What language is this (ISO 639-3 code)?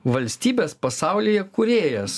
lit